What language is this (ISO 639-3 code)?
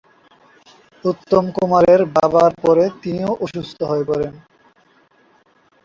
ben